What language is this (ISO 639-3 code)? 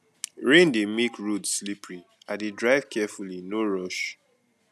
pcm